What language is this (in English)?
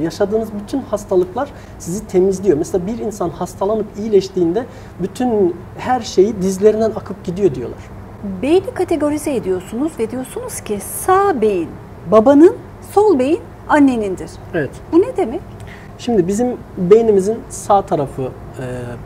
Turkish